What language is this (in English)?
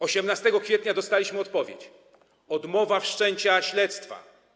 Polish